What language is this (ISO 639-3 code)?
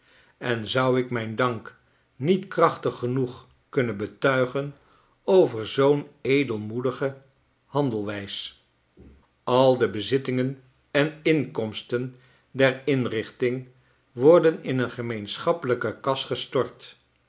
nld